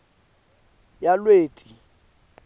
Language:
Swati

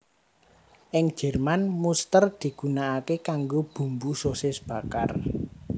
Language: Javanese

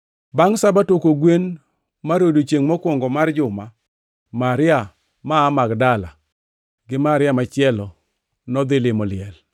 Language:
Luo (Kenya and Tanzania)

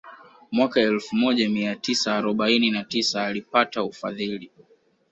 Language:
Swahili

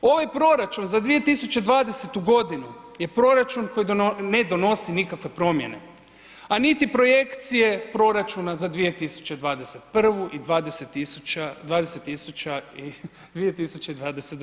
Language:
Croatian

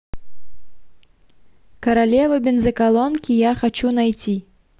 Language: Russian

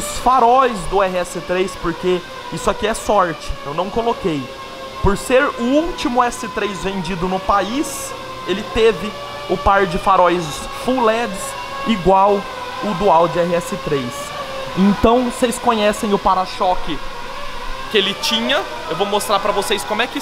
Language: Portuguese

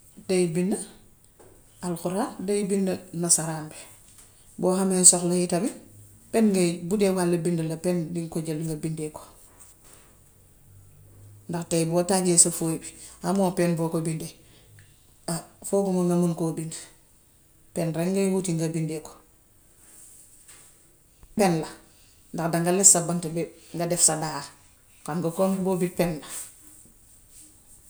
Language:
Gambian Wolof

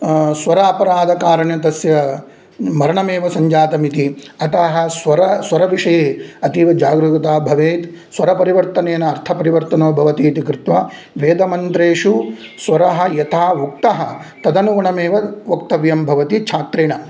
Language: Sanskrit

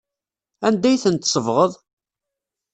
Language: Kabyle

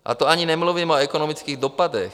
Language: Czech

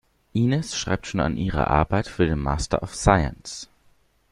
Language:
German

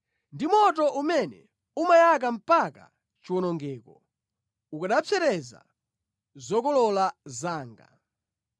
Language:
Nyanja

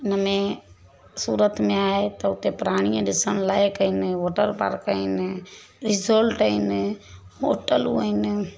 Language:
Sindhi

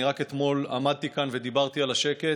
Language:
Hebrew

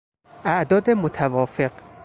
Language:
Persian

